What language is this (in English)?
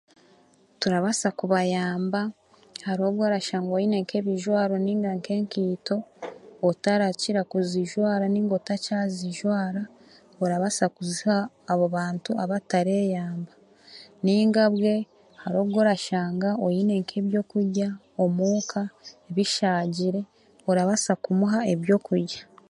Chiga